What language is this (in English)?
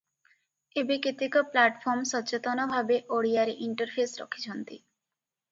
Odia